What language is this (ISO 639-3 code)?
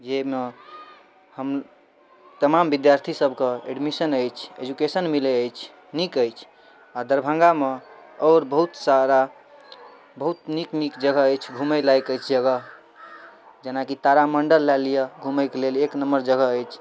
mai